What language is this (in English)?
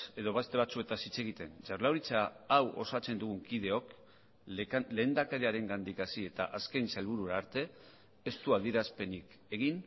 Basque